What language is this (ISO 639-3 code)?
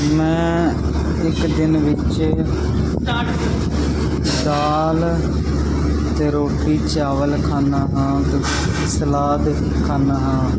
pan